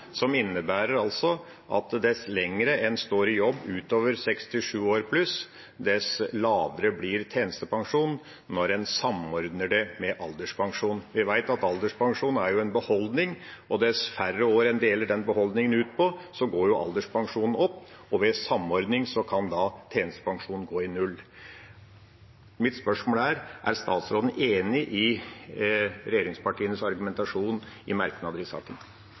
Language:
Norwegian Bokmål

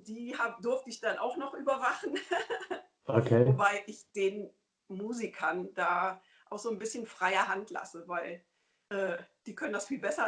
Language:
German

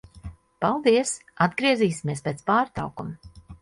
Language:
Latvian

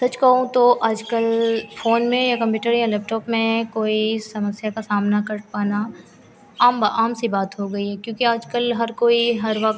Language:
Hindi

